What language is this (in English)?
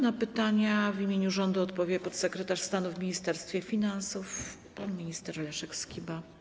Polish